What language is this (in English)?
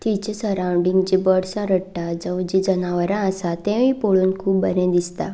Konkani